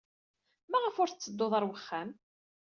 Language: Kabyle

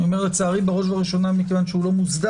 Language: Hebrew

